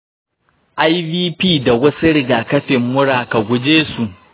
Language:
Hausa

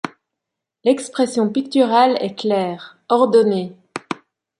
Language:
French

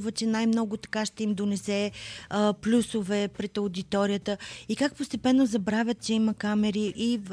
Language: Bulgarian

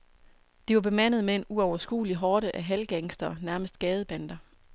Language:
Danish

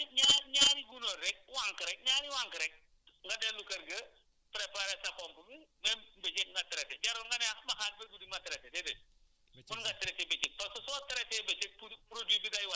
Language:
Wolof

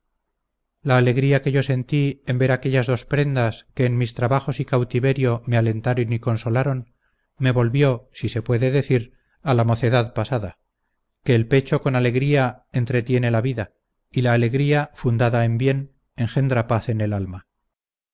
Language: Spanish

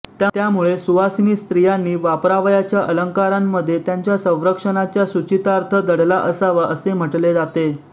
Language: Marathi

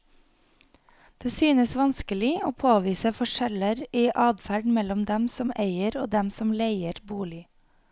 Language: Norwegian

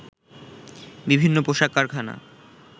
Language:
Bangla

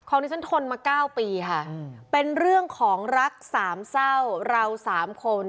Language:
Thai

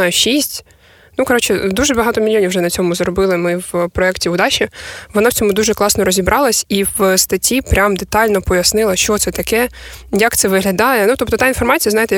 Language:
Ukrainian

